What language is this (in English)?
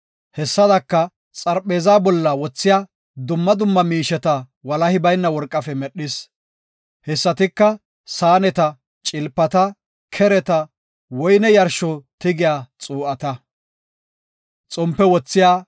Gofa